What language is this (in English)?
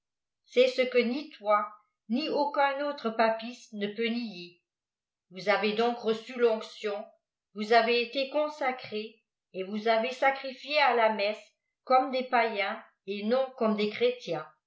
French